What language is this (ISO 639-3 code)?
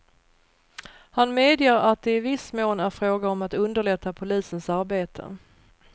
swe